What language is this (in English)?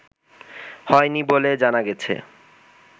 Bangla